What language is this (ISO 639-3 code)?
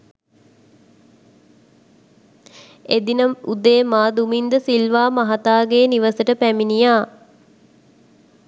sin